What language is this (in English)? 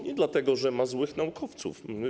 Polish